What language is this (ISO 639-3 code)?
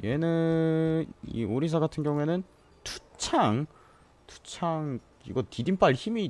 kor